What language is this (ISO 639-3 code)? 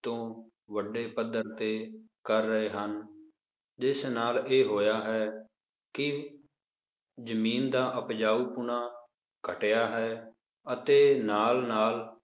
pan